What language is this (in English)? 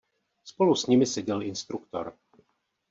Czech